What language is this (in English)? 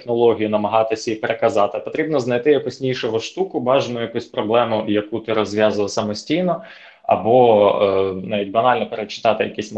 Ukrainian